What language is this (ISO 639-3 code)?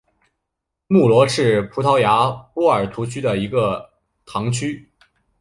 zho